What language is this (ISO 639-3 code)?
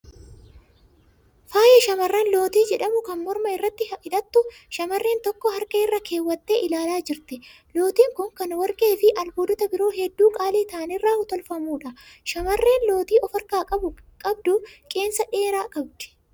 orm